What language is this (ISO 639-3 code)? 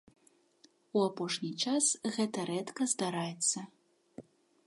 bel